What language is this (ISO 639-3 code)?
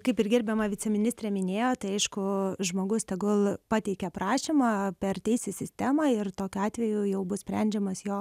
lit